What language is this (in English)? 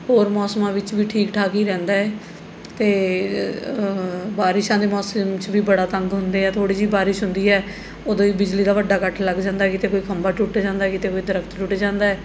Punjabi